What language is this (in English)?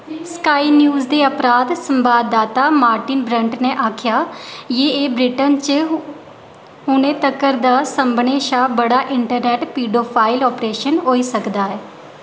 Dogri